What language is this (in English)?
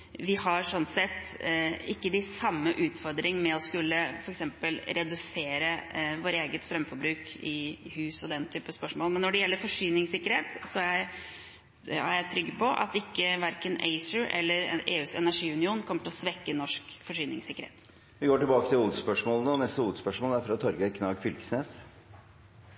Norwegian